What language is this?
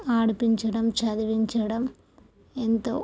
Telugu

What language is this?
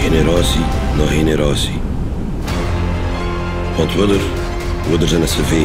Dutch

